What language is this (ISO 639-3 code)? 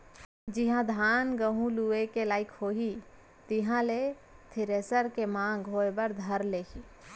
hne